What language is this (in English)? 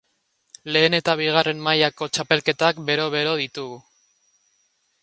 Basque